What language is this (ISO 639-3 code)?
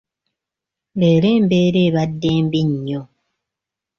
lug